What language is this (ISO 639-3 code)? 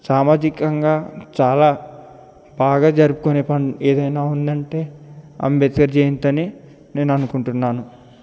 tel